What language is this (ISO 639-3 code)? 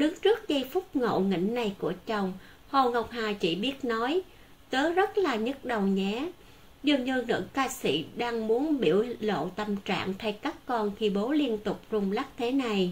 vie